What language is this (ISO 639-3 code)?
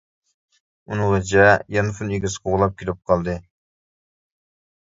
uig